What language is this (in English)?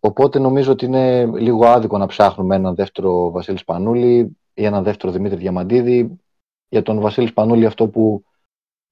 Greek